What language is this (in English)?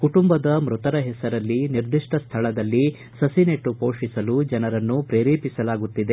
Kannada